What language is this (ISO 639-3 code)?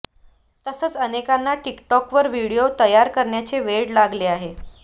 mar